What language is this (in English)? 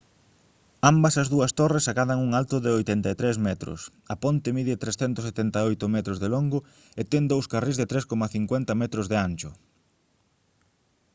Galician